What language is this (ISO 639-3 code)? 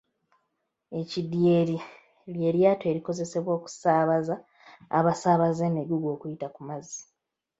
lug